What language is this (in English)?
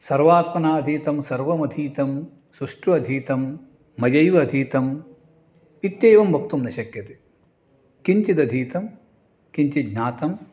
Sanskrit